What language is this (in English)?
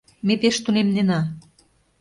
Mari